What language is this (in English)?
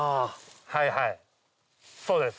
Japanese